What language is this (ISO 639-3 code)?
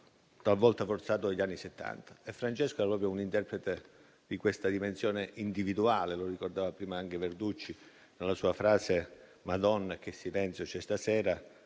ita